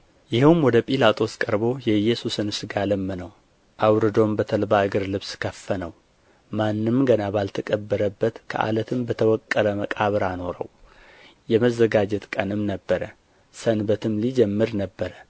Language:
Amharic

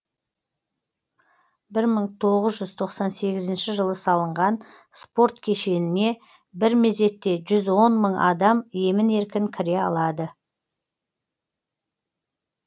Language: Kazakh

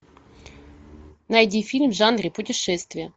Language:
Russian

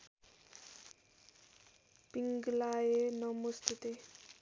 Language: Nepali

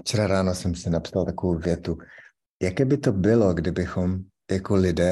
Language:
Czech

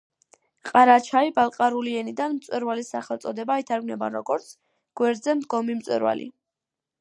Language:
Georgian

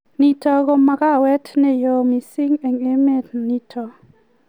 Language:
Kalenjin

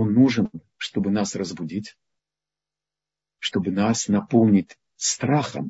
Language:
Russian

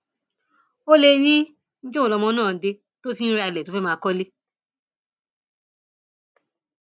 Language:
Yoruba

